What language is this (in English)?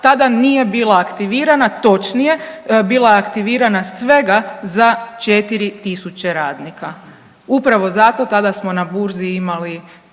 Croatian